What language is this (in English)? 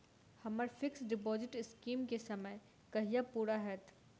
Maithili